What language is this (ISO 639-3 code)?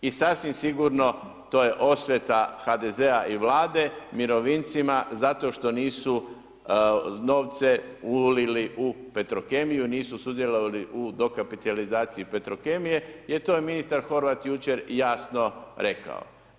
hrv